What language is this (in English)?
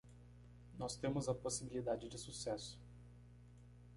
Portuguese